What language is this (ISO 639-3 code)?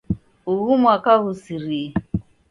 dav